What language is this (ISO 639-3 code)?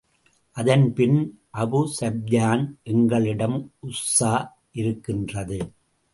tam